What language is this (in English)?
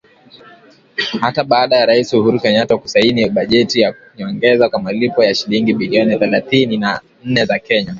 Swahili